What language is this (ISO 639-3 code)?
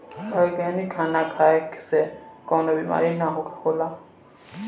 bho